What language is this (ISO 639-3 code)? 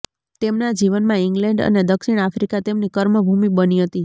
guj